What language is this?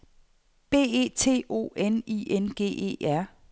Danish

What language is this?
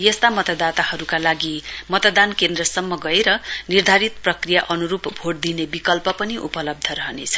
Nepali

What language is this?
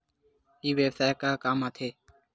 Chhattisgarhi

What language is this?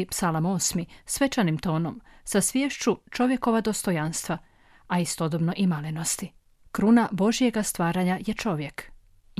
Croatian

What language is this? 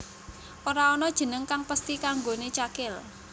Javanese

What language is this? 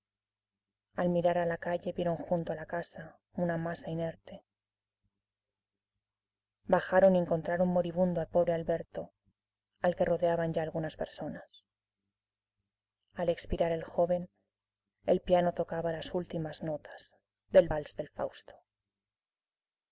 Spanish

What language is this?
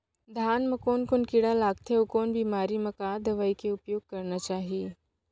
Chhattisgarhi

